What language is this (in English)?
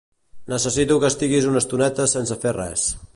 Catalan